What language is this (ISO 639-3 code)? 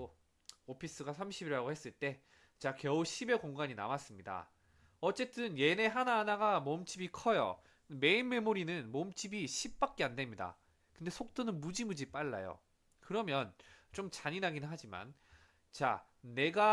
kor